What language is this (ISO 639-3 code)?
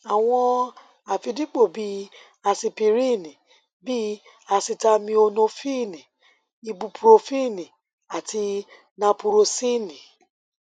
yor